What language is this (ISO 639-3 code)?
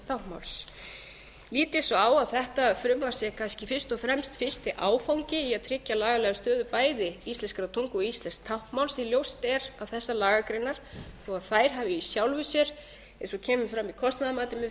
isl